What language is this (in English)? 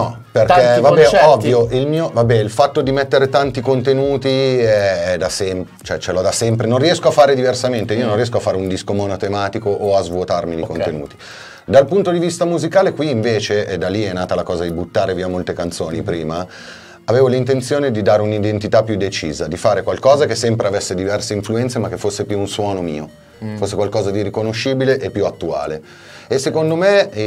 Italian